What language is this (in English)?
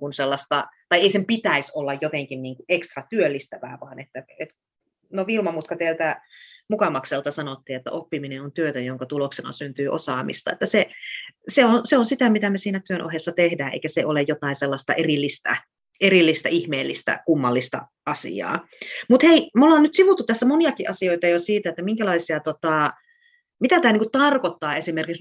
Finnish